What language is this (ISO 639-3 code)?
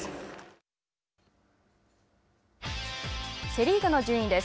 jpn